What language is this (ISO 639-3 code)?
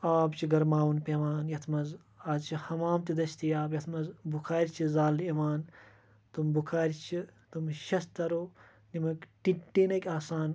kas